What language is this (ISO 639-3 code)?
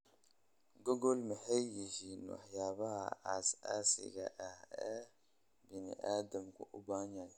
som